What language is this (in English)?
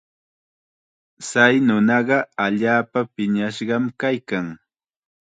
Chiquián Ancash Quechua